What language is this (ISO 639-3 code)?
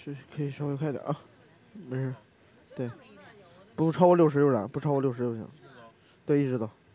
zho